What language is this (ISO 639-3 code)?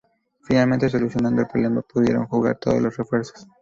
spa